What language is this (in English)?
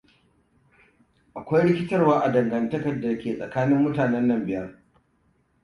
Hausa